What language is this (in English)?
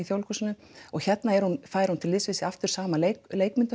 Icelandic